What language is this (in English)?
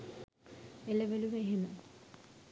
Sinhala